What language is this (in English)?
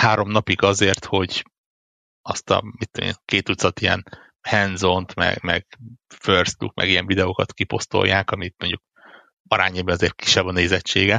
Hungarian